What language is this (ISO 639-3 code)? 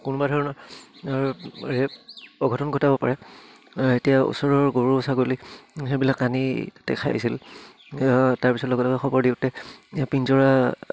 asm